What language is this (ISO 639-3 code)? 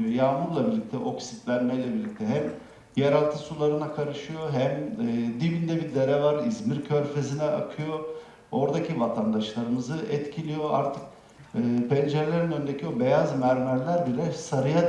tur